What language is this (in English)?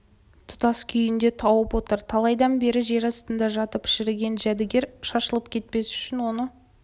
Kazakh